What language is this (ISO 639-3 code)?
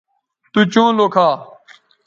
btv